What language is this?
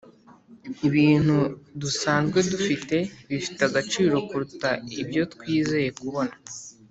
Kinyarwanda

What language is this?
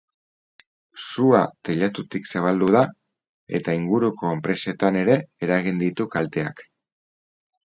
Basque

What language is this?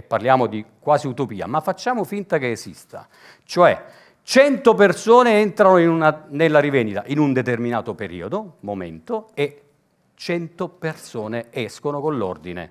Italian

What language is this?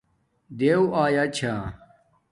Domaaki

